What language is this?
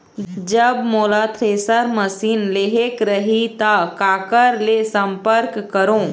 Chhattisgarhi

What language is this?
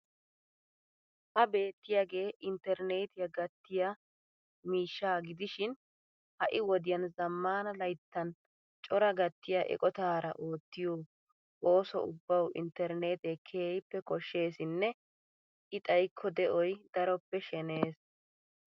Wolaytta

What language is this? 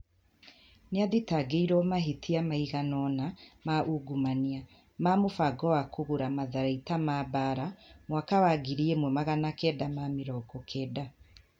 Kikuyu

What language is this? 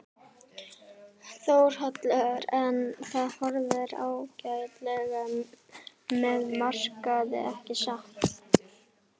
Icelandic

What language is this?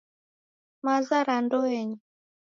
Taita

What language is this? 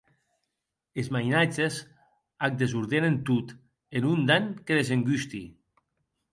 Occitan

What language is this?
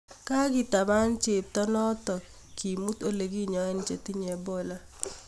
Kalenjin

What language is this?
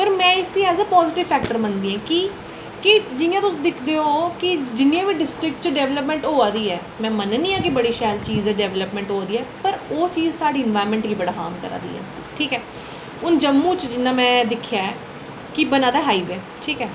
Dogri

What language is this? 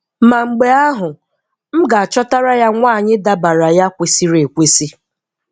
Igbo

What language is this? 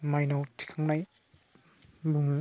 Bodo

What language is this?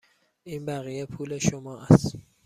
Persian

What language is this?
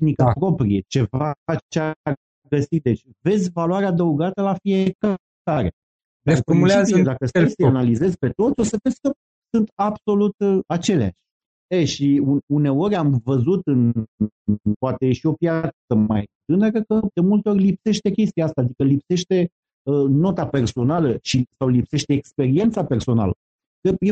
Romanian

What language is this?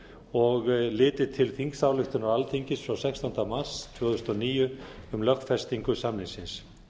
Icelandic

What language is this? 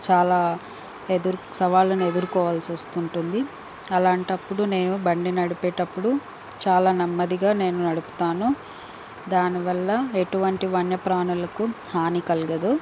Telugu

